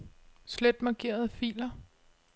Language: Danish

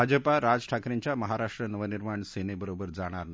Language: Marathi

